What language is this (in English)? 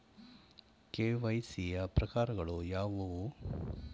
Kannada